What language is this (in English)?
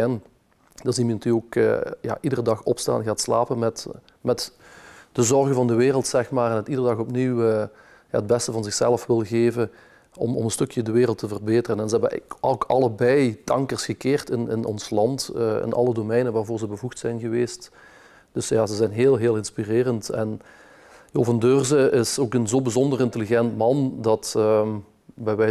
Dutch